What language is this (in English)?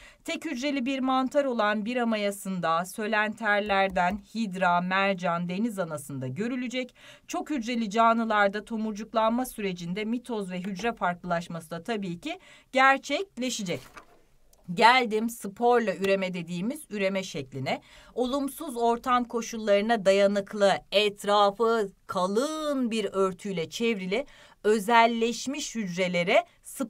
Turkish